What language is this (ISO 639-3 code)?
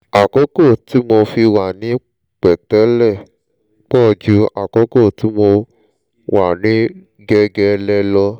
yor